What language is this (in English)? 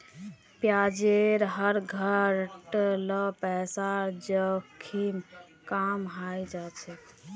Magahi